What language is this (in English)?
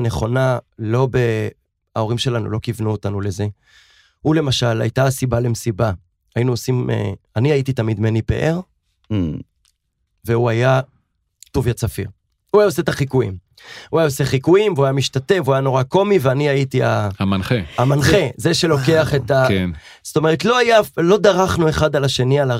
Hebrew